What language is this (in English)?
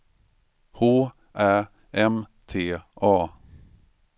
Swedish